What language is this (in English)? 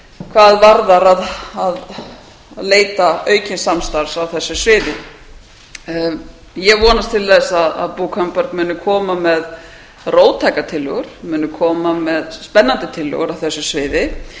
Icelandic